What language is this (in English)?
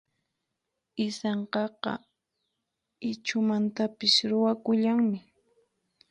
Puno Quechua